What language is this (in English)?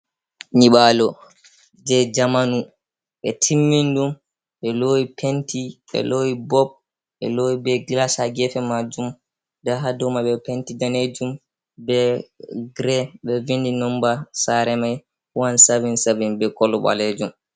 Fula